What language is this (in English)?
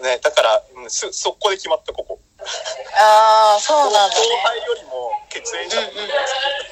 Japanese